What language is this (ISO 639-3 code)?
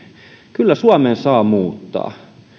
fin